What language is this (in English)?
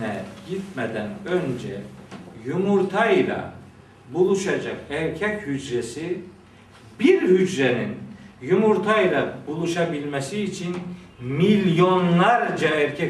Turkish